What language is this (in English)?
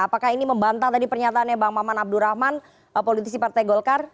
Indonesian